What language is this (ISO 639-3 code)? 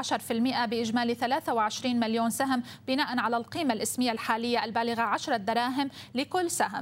ara